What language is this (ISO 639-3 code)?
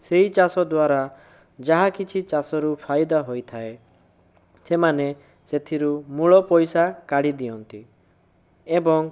ori